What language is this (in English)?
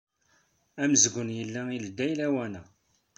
Kabyle